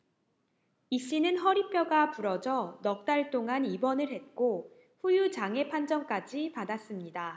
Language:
Korean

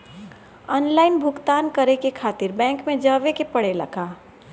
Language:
Bhojpuri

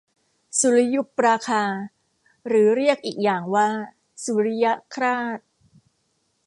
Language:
Thai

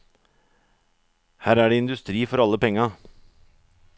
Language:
Norwegian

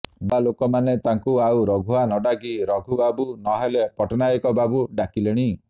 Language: Odia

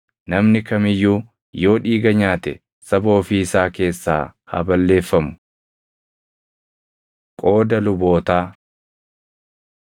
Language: Oromo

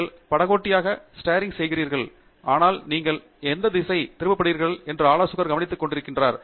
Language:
Tamil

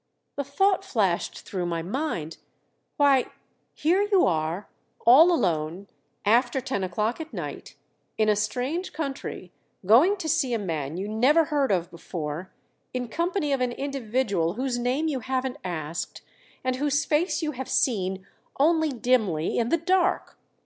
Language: English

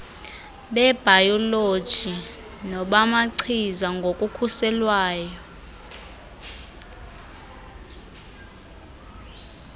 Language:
Xhosa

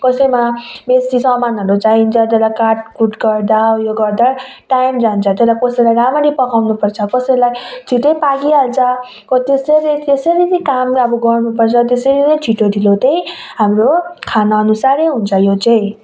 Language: Nepali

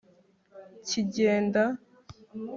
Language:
Kinyarwanda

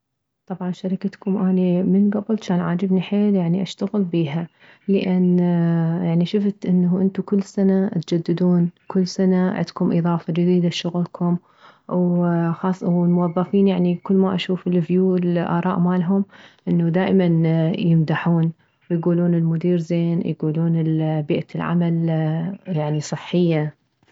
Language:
Mesopotamian Arabic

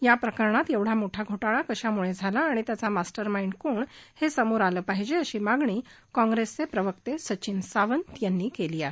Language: Marathi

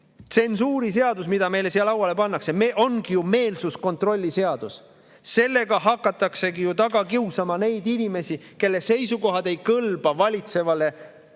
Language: Estonian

